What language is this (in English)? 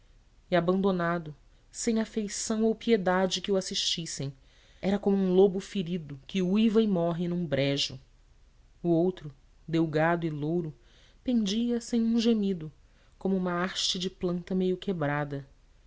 Portuguese